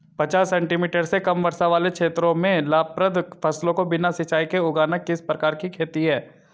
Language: Hindi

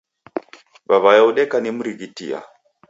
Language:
Taita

